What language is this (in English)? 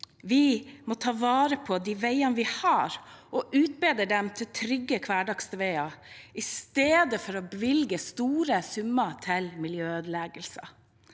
Norwegian